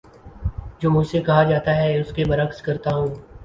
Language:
Urdu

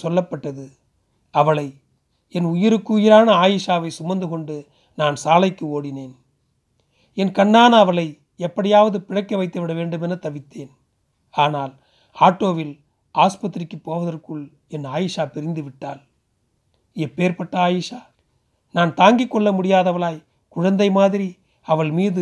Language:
Tamil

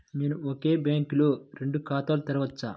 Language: Telugu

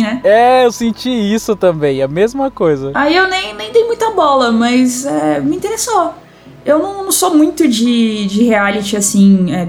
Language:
Portuguese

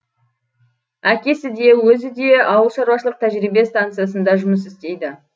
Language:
Kazakh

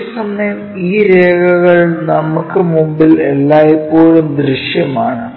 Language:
Malayalam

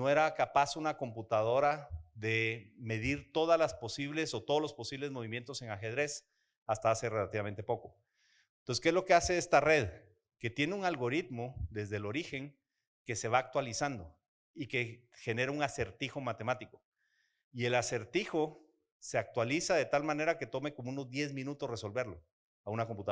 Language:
Spanish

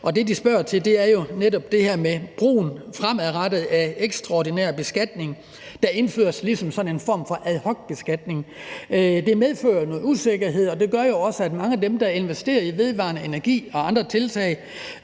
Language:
Danish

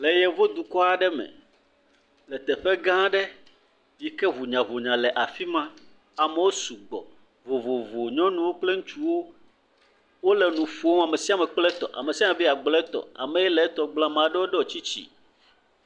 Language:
Ewe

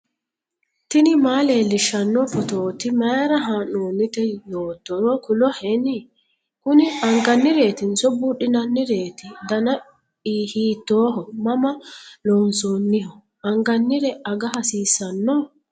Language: Sidamo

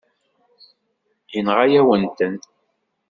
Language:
Kabyle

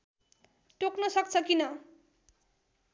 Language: Nepali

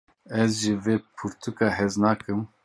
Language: Kurdish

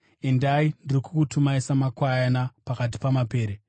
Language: Shona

